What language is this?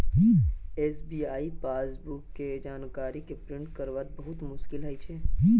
Magahi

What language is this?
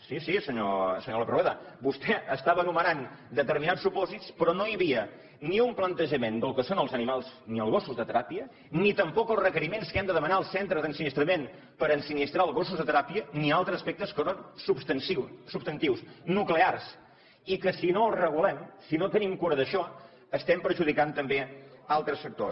Catalan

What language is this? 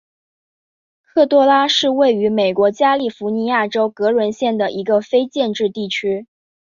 Chinese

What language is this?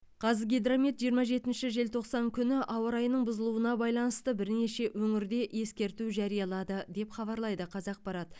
Kazakh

